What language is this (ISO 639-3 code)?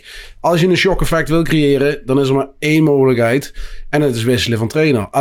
nld